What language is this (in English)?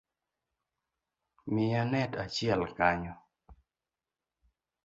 Luo (Kenya and Tanzania)